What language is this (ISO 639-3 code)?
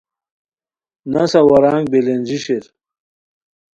khw